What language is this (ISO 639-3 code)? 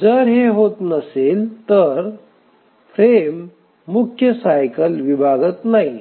mar